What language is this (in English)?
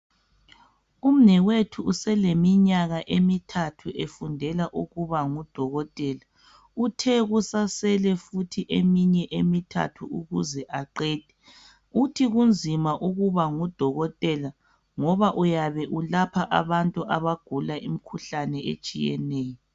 North Ndebele